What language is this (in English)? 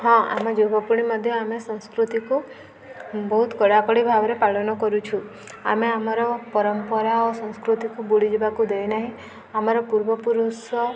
Odia